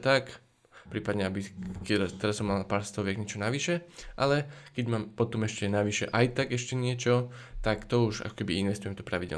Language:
Slovak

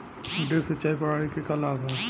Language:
Bhojpuri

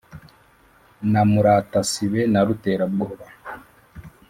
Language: Kinyarwanda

